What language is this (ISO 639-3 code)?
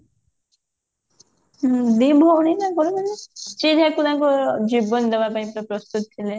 ori